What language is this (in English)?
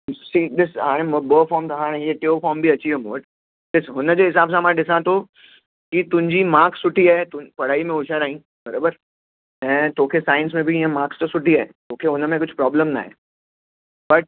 Sindhi